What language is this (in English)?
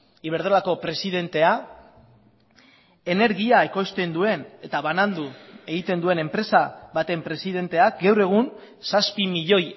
Basque